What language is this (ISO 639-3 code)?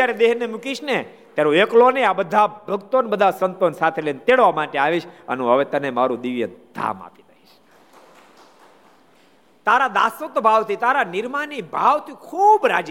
guj